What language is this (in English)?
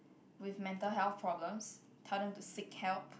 English